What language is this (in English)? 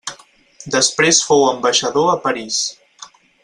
Catalan